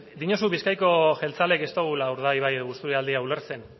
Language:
Basque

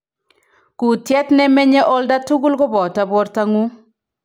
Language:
Kalenjin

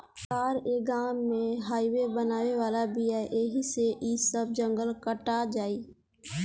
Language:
Bhojpuri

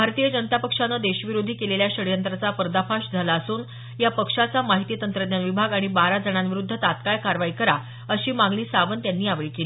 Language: Marathi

